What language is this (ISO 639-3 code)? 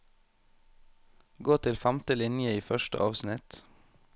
nor